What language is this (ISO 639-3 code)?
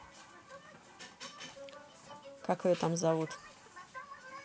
rus